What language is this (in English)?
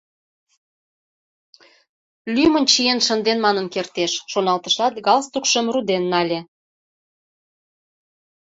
Mari